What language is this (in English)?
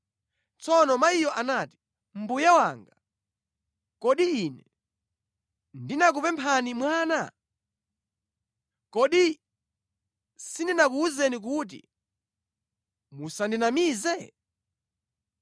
Nyanja